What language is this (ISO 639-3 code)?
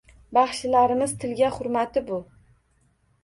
uzb